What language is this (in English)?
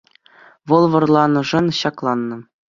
Chuvash